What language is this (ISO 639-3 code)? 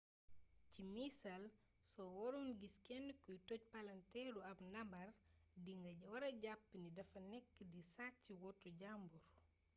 wol